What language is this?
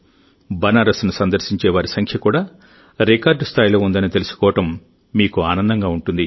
Telugu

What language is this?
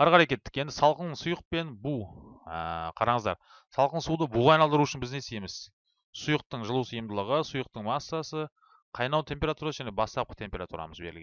Turkish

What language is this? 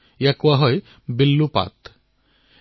Assamese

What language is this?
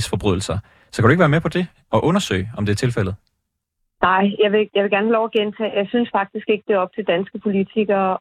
Danish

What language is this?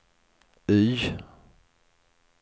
Swedish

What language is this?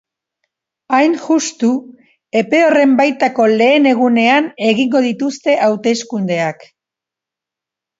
Basque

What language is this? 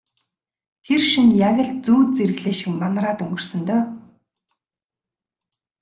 Mongolian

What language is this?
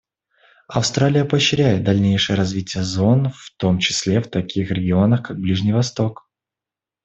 Russian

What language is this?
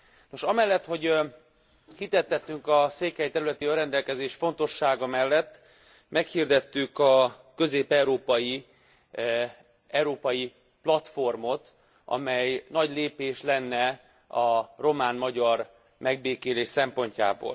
Hungarian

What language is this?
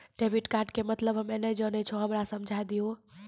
Maithili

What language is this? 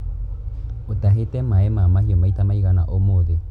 Kikuyu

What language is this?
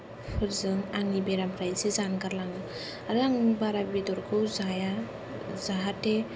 Bodo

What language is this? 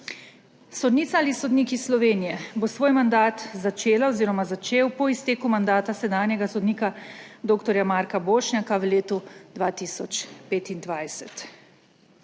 Slovenian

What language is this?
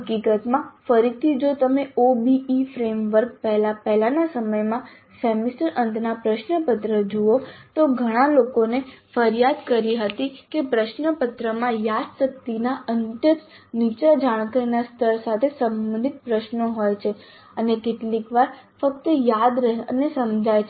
Gujarati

